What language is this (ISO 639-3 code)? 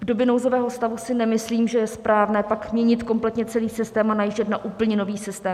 ces